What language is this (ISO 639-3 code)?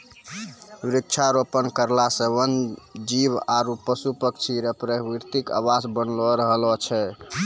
mai